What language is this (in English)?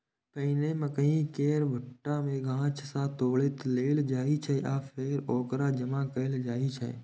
Maithili